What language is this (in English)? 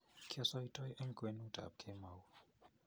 Kalenjin